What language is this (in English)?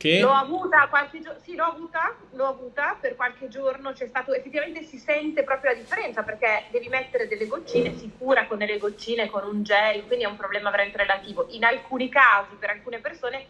Italian